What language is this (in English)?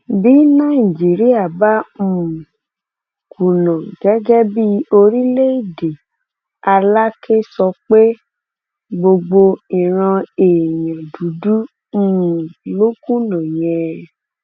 Yoruba